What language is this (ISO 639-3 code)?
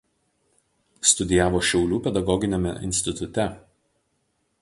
lit